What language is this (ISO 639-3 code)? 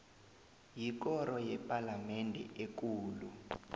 nbl